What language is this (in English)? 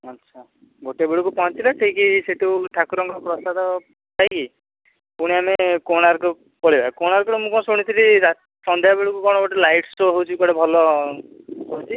Odia